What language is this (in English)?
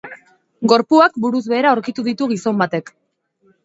Basque